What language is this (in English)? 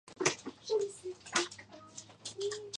Georgian